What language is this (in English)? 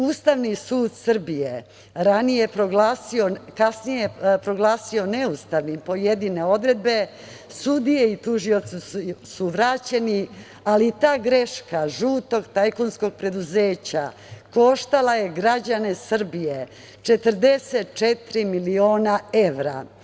Serbian